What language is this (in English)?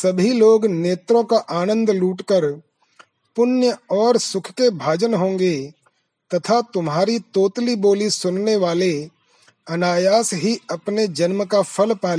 Hindi